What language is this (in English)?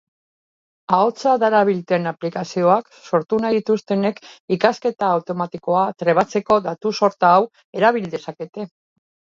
Basque